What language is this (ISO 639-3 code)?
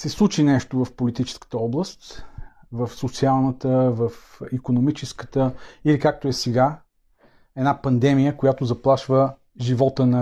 bul